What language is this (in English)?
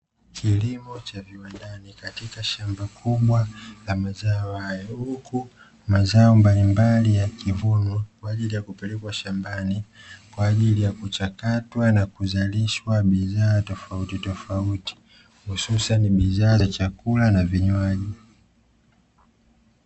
Swahili